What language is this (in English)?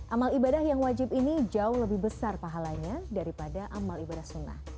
Indonesian